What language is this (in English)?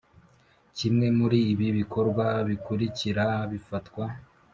Kinyarwanda